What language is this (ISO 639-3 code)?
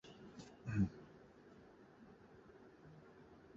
uzb